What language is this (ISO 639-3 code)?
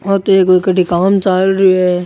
raj